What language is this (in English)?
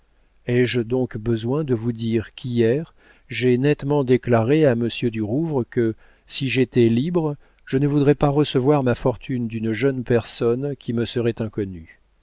French